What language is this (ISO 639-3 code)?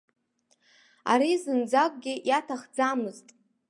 abk